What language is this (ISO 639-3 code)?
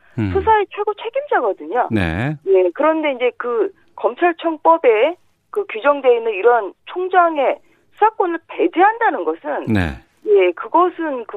kor